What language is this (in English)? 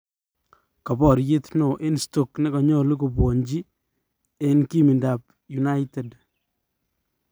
Kalenjin